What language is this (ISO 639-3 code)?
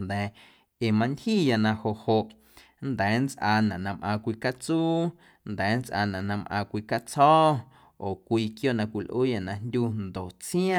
amu